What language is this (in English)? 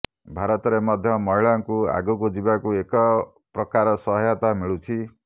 Odia